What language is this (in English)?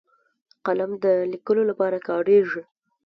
Pashto